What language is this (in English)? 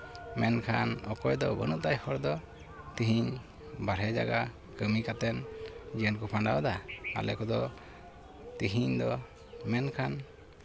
Santali